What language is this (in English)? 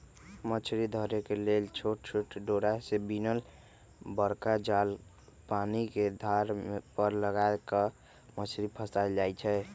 Magahi